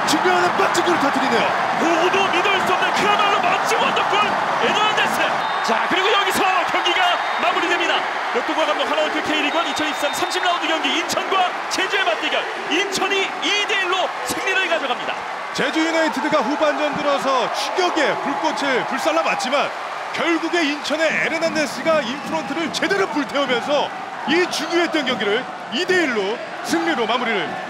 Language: Korean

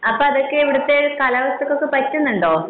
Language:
Malayalam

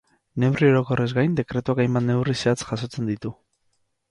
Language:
Basque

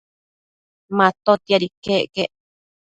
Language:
Matsés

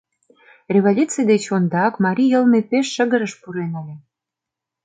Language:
Mari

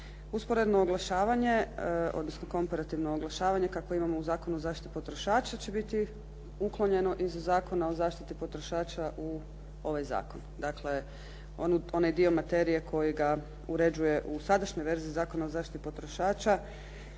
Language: Croatian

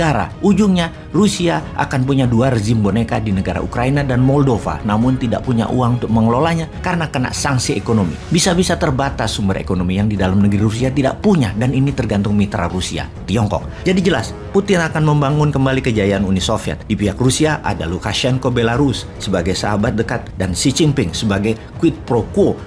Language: Indonesian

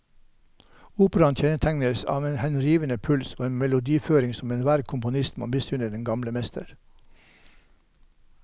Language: Norwegian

